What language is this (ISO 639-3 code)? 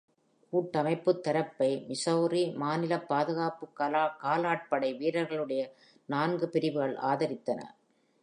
tam